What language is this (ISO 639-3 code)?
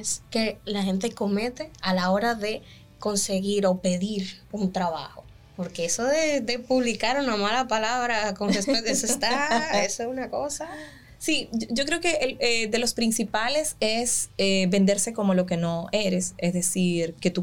spa